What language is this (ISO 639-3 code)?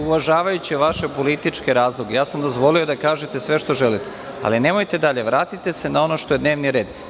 srp